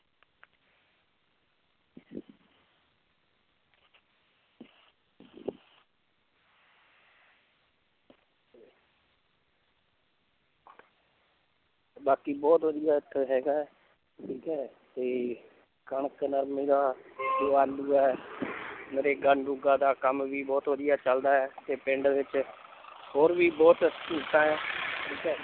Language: Punjabi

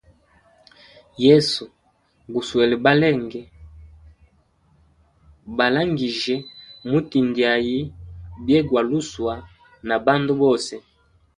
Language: Hemba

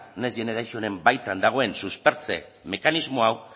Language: Basque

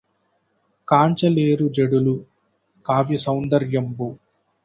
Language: Telugu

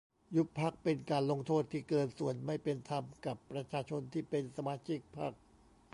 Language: Thai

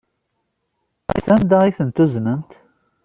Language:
Kabyle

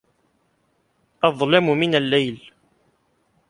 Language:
Arabic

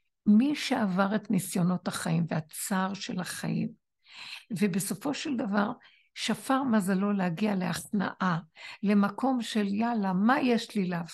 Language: Hebrew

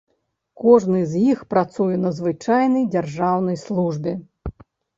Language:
Belarusian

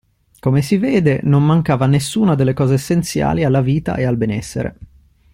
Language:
Italian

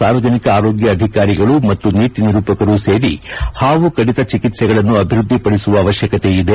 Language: Kannada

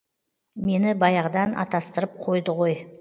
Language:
Kazakh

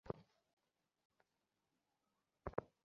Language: Bangla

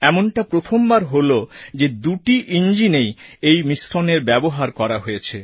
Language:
Bangla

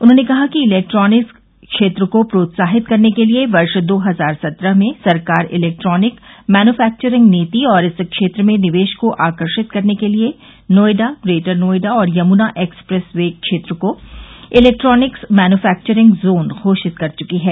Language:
Hindi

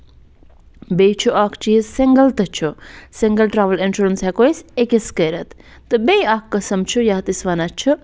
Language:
Kashmiri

